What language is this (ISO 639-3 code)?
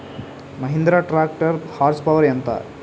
tel